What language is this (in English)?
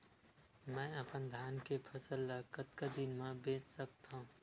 Chhattisgarhi